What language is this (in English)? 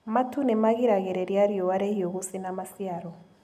Kikuyu